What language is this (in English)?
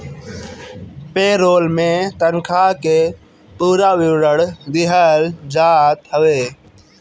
Bhojpuri